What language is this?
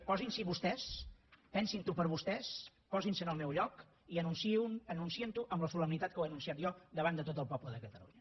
Catalan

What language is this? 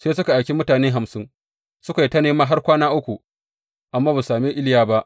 Hausa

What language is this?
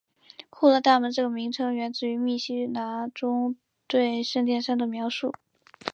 Chinese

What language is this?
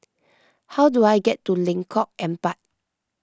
English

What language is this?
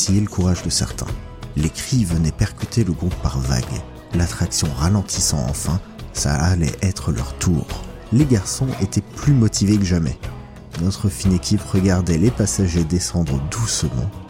French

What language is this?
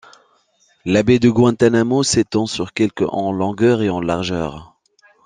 French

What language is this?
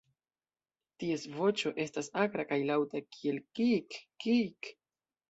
Esperanto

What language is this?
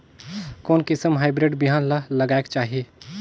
Chhattisgarhi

